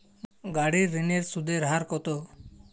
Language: Bangla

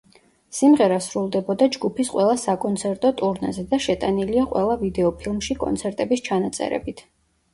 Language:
Georgian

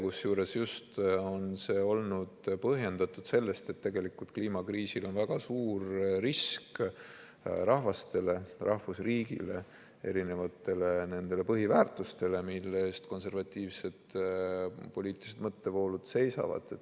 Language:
Estonian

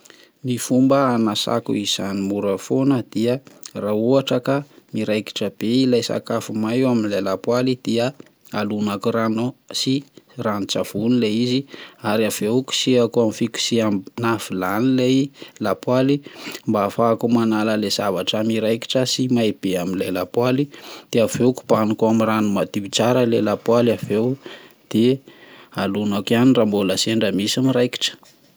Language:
Malagasy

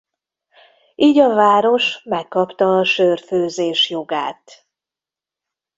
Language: Hungarian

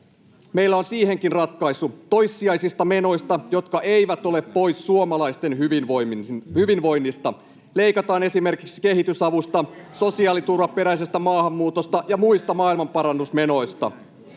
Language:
Finnish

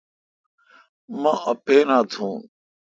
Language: Kalkoti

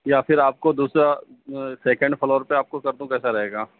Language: Urdu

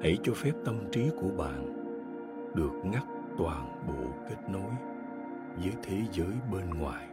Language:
Vietnamese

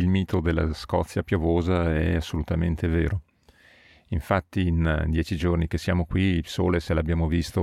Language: Italian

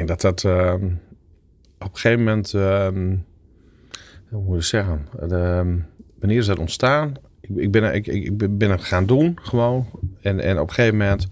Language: Dutch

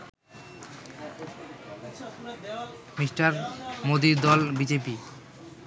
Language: Bangla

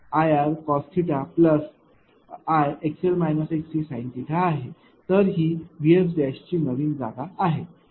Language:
Marathi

